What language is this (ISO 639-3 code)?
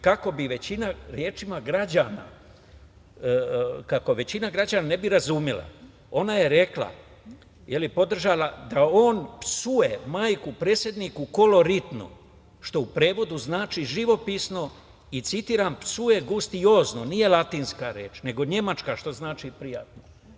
srp